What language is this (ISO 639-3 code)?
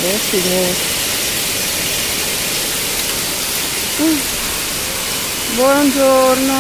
ita